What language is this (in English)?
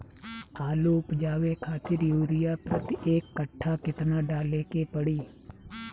Bhojpuri